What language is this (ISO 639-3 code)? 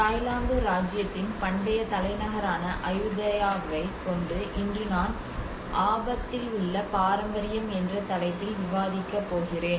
tam